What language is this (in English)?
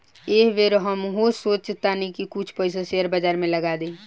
Bhojpuri